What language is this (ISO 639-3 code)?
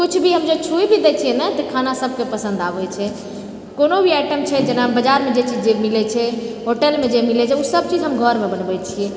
mai